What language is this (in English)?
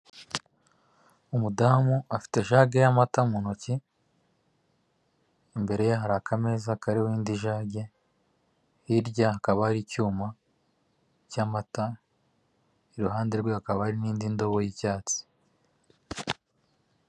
Kinyarwanda